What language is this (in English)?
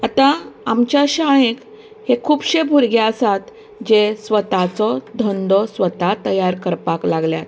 Konkani